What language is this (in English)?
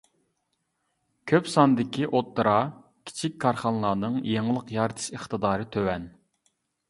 Uyghur